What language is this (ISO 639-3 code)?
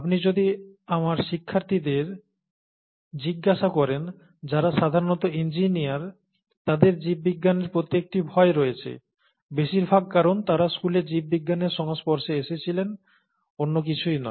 ben